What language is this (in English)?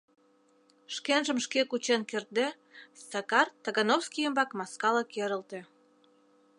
Mari